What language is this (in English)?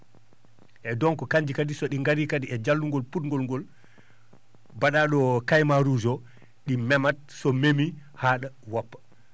Fula